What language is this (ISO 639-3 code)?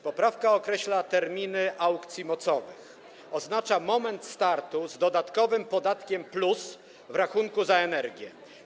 pol